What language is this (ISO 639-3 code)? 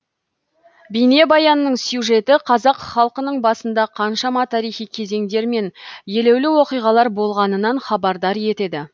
kaz